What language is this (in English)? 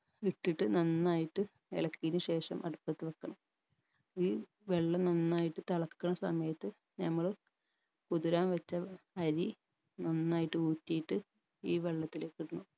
Malayalam